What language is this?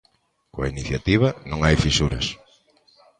Galician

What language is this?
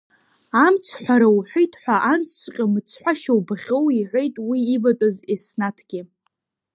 Abkhazian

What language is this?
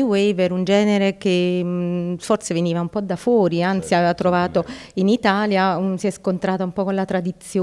Italian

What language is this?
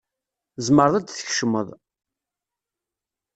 Kabyle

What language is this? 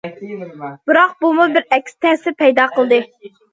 Uyghur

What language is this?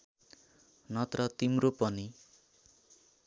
Nepali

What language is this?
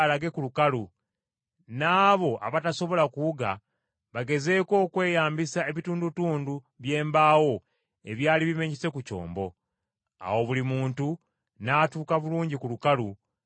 Ganda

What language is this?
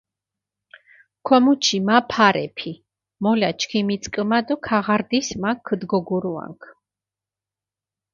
Mingrelian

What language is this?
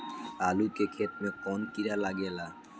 Bhojpuri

